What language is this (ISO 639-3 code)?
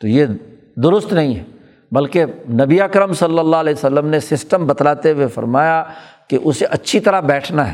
urd